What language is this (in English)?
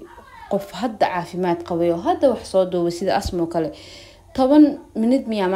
Arabic